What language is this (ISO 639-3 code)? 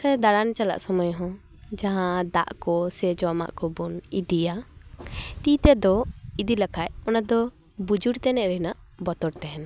sat